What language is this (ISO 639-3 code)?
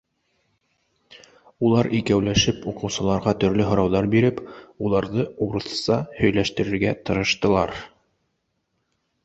bak